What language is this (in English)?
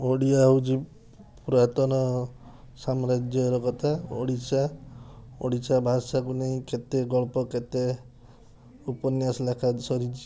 Odia